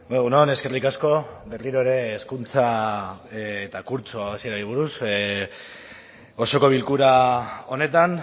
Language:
Basque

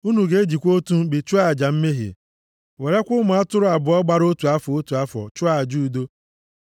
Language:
Igbo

